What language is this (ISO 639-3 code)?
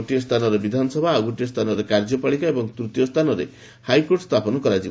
ori